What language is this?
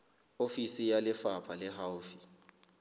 Southern Sotho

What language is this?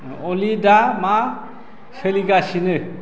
Bodo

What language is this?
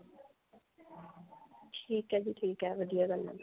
Punjabi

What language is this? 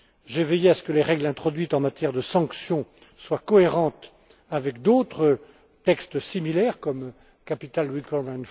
French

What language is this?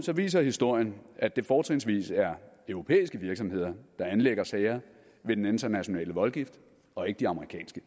Danish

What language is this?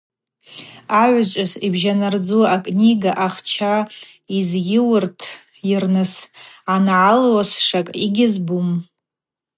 Abaza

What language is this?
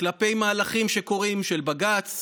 Hebrew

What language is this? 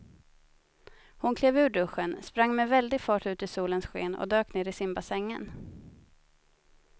Swedish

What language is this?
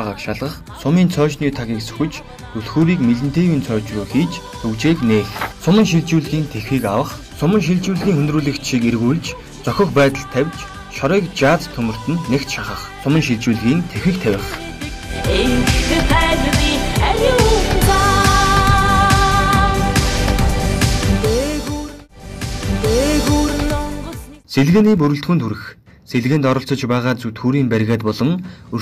Turkish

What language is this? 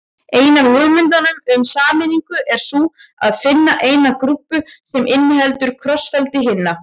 Icelandic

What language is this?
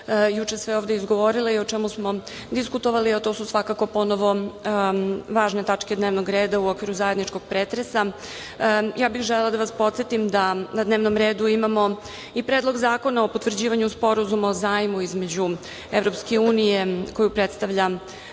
Serbian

